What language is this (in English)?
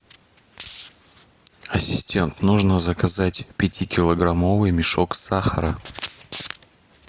Russian